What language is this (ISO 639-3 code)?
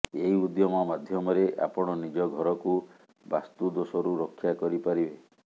ori